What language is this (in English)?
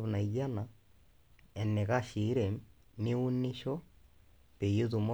Masai